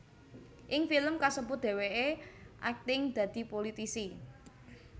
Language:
Javanese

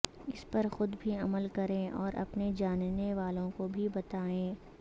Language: Urdu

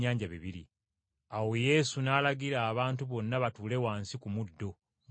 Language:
Ganda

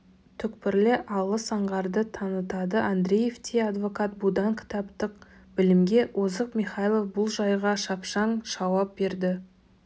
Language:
Kazakh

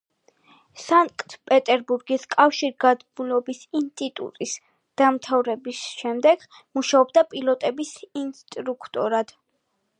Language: Georgian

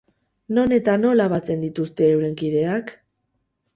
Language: Basque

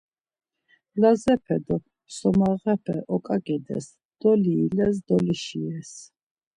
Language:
Laz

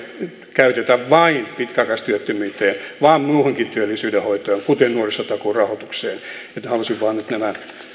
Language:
Finnish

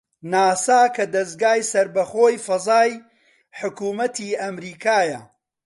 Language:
Central Kurdish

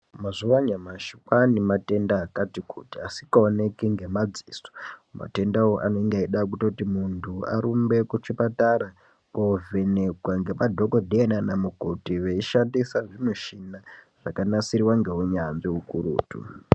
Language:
Ndau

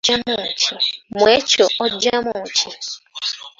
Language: Ganda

